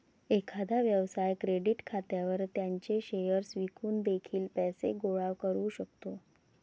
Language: Marathi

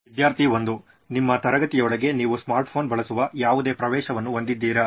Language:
Kannada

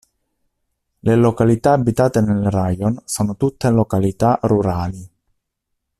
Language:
Italian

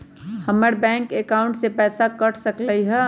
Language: Magahi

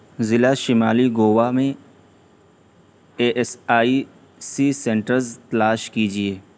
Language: Urdu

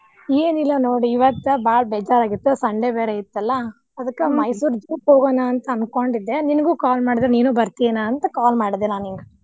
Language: Kannada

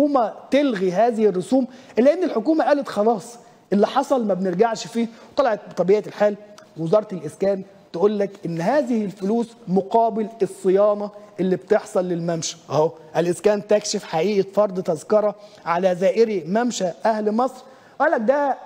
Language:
Arabic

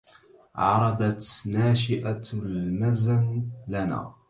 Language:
Arabic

